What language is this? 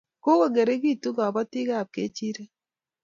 Kalenjin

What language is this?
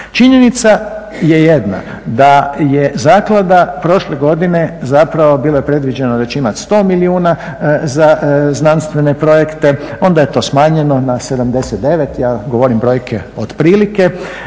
Croatian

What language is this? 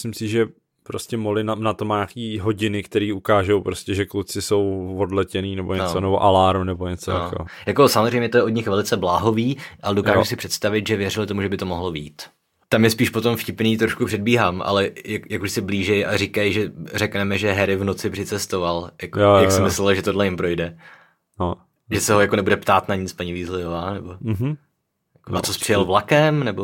Czech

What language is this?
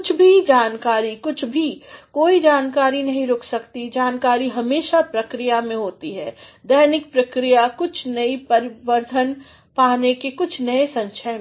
Hindi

